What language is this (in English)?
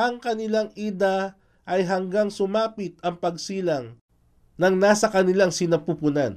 Filipino